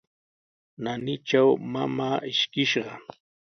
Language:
Sihuas Ancash Quechua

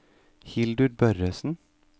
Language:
Norwegian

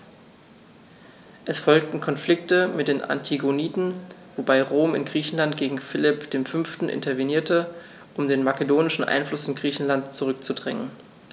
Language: German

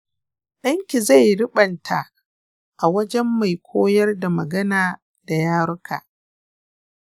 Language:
Hausa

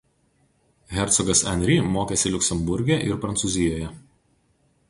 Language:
Lithuanian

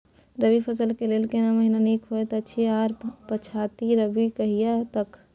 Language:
Maithili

